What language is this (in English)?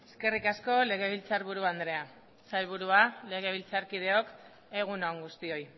Basque